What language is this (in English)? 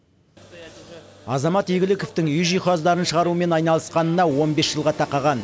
Kazakh